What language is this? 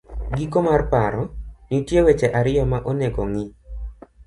Luo (Kenya and Tanzania)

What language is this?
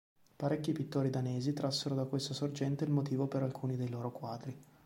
Italian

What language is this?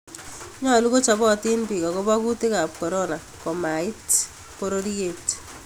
Kalenjin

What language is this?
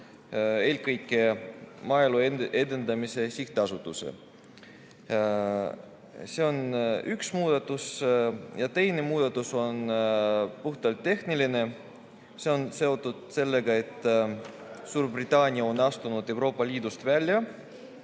Estonian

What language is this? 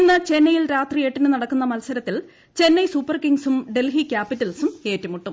Malayalam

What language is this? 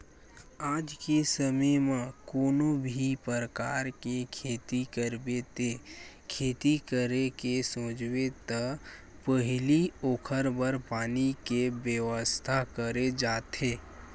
Chhattisgarhi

